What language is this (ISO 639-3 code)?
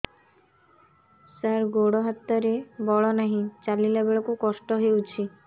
ori